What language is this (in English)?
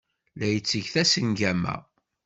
Kabyle